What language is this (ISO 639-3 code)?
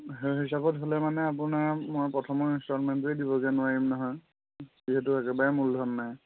asm